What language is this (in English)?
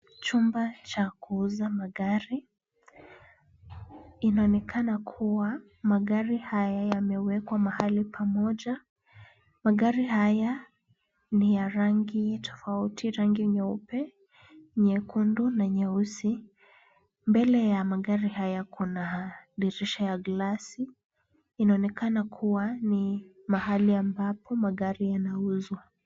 Swahili